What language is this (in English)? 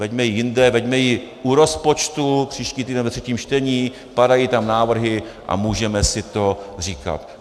Czech